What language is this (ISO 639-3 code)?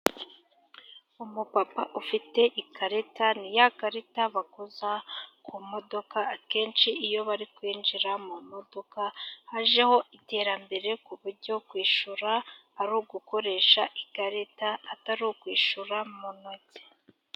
kin